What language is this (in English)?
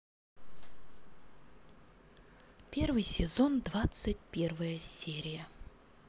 Russian